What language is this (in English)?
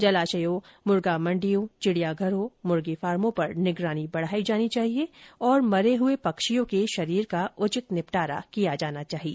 Hindi